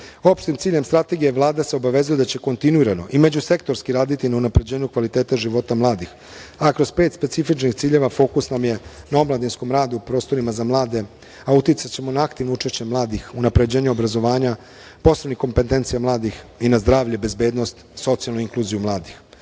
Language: Serbian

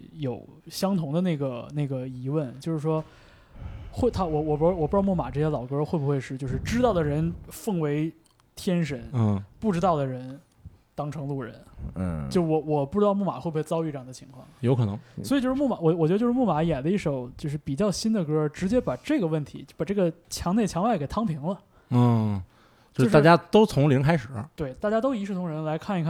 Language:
Chinese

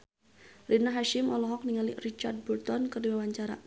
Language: Sundanese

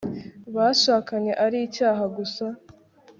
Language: Kinyarwanda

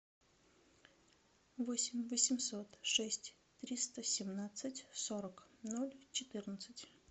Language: Russian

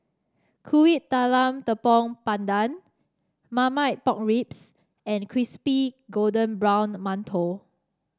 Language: English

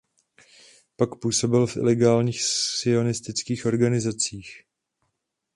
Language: Czech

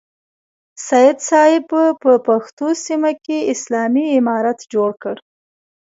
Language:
Pashto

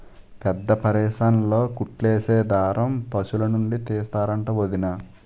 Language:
Telugu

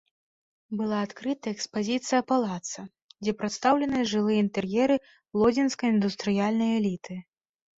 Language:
Belarusian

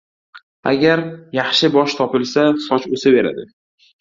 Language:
Uzbek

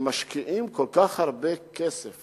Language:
Hebrew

